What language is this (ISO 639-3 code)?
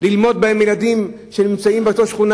heb